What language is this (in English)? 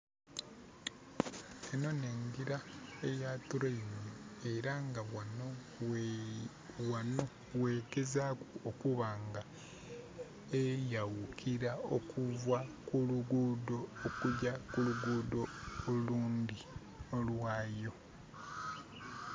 Soga